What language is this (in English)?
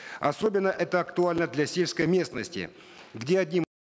Kazakh